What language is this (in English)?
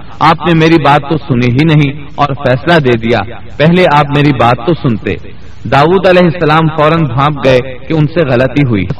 Urdu